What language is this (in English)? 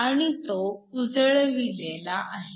Marathi